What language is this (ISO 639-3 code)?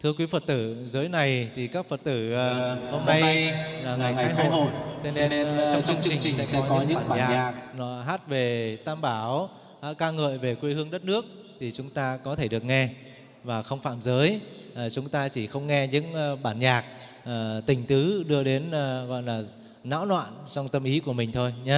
vie